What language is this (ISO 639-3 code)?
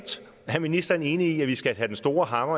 dan